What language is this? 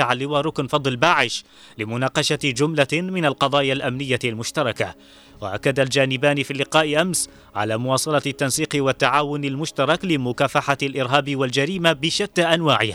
Arabic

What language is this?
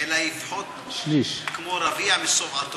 Hebrew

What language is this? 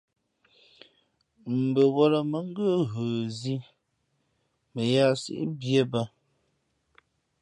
Fe'fe'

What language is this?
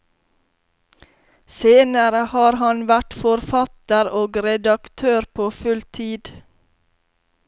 Norwegian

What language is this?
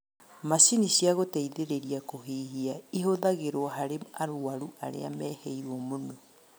Kikuyu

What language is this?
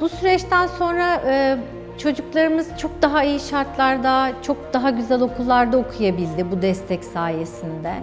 Turkish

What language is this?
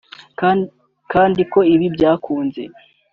Kinyarwanda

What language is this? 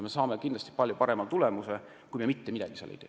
Estonian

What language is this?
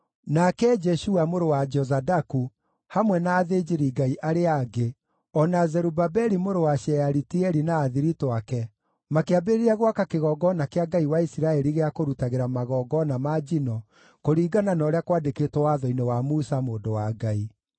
Kikuyu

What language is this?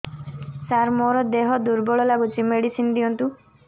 Odia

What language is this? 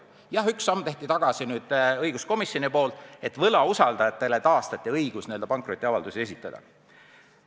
Estonian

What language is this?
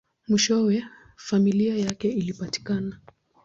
Swahili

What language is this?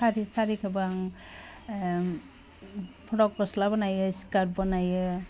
Bodo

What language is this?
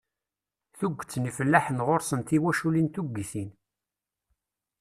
Kabyle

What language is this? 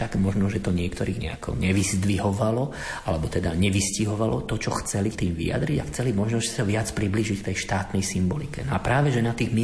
Slovak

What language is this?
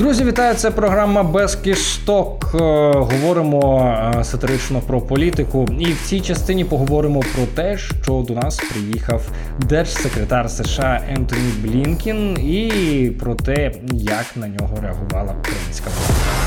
Ukrainian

